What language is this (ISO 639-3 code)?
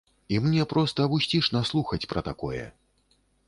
bel